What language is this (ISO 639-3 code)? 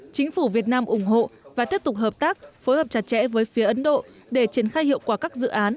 vie